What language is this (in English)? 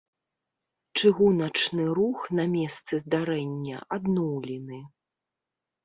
Belarusian